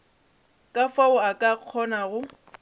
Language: Northern Sotho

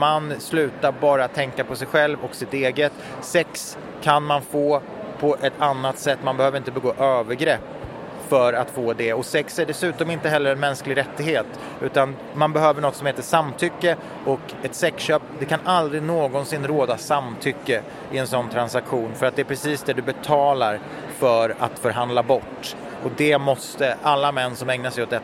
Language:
Swedish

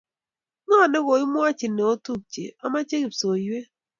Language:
Kalenjin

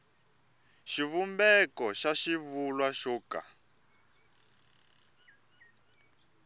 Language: Tsonga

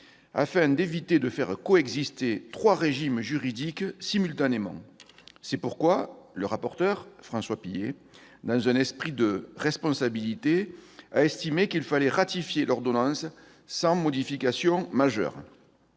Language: French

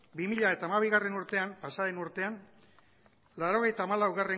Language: Basque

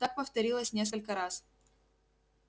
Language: Russian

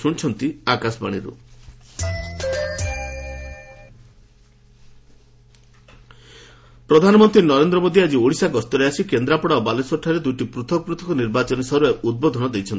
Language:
Odia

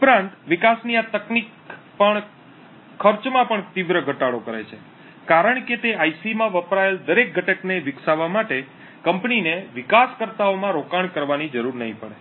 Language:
Gujarati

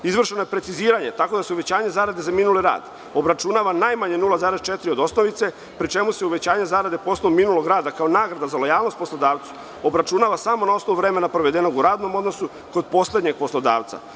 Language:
Serbian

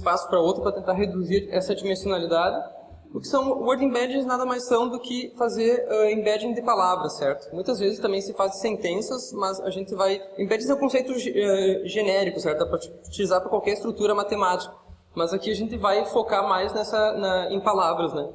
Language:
Portuguese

